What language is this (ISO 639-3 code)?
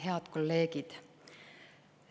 est